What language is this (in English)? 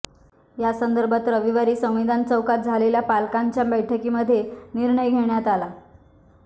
Marathi